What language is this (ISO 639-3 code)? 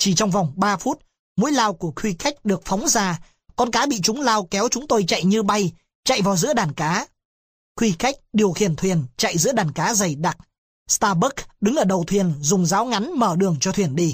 vie